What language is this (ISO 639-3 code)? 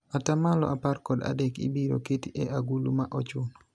luo